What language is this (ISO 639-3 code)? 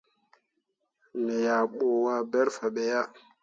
mua